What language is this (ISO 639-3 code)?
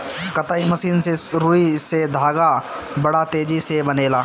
bho